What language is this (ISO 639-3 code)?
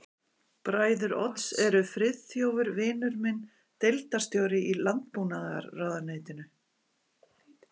isl